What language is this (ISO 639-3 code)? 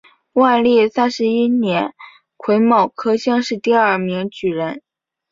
zho